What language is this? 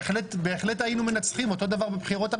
Hebrew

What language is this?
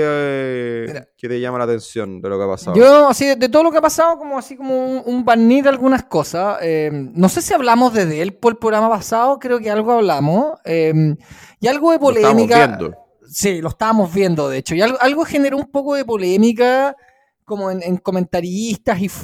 Spanish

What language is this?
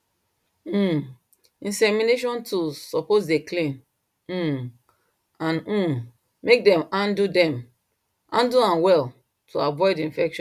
Nigerian Pidgin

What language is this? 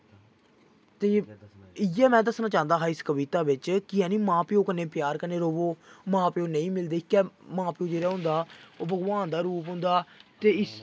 Dogri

